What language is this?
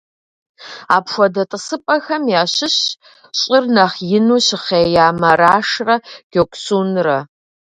Kabardian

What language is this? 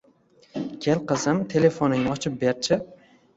Uzbek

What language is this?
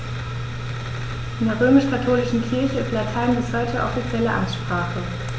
German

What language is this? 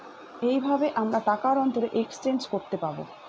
Bangla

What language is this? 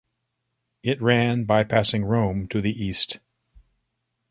English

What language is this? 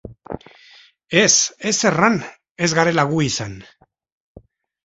Basque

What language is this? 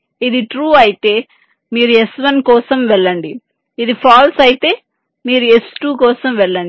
Telugu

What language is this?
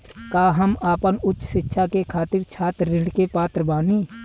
Bhojpuri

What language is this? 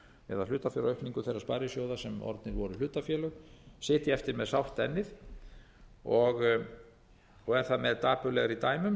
Icelandic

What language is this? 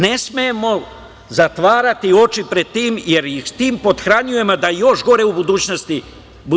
Serbian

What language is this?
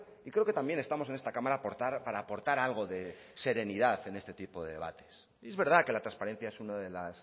Spanish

